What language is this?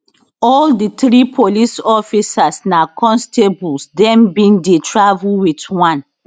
Nigerian Pidgin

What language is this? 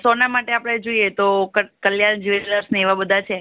Gujarati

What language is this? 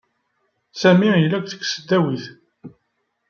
Kabyle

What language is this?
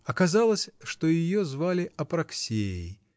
Russian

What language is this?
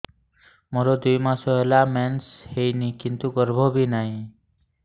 Odia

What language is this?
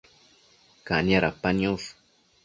Matsés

